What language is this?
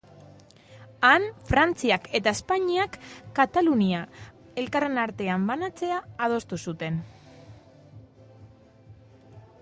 Basque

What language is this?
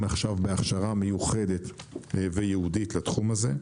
Hebrew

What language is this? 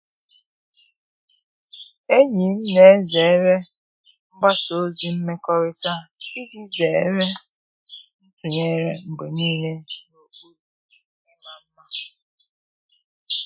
Igbo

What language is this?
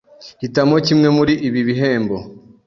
Kinyarwanda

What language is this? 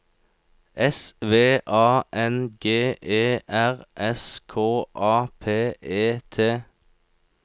Norwegian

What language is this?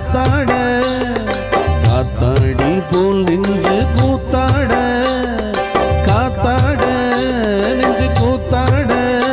Tamil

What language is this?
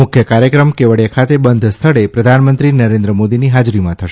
Gujarati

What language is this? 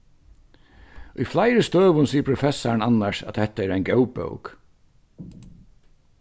Faroese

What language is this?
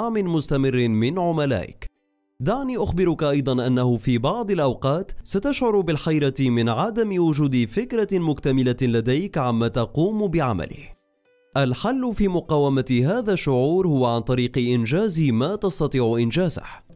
Arabic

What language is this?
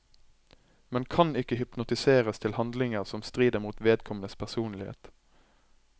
Norwegian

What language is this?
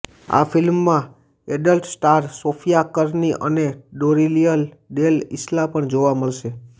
Gujarati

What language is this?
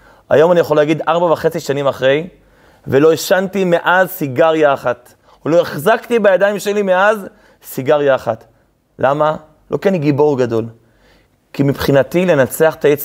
Hebrew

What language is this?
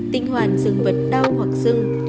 Vietnamese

